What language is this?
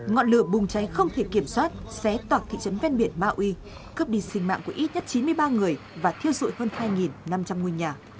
Vietnamese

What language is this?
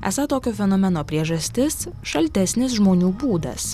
Lithuanian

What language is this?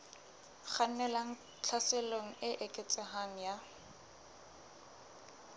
Southern Sotho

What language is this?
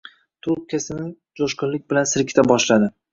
Uzbek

